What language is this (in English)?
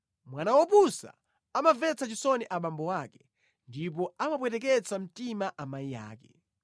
Nyanja